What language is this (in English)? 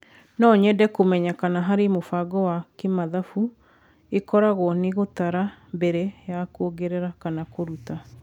Kikuyu